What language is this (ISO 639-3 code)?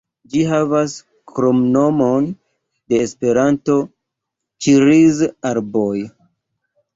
epo